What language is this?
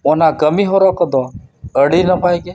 Santali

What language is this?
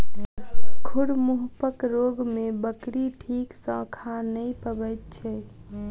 Maithili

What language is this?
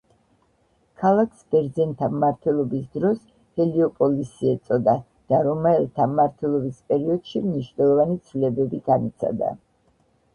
Georgian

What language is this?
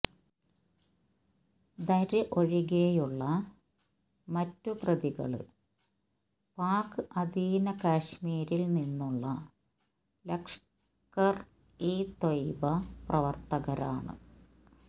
Malayalam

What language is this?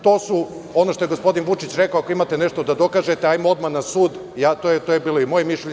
Serbian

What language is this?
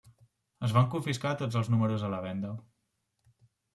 Catalan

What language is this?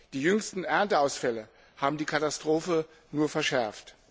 German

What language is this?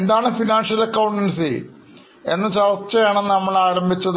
Malayalam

